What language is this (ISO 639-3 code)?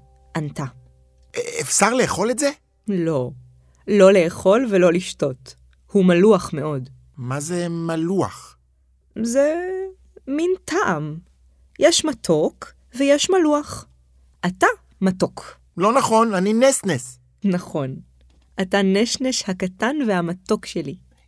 heb